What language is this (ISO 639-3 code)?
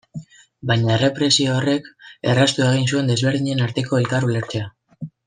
eus